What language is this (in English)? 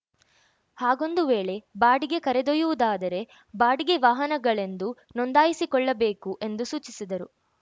Kannada